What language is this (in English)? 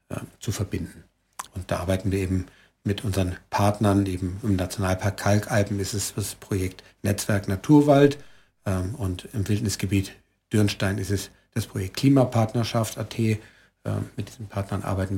German